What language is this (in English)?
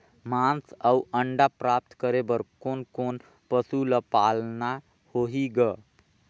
Chhattisgarhi